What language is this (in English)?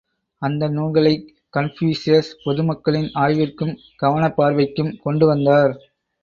Tamil